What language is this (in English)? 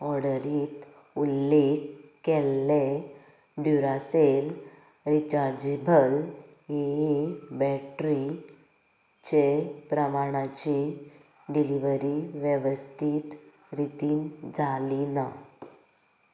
Konkani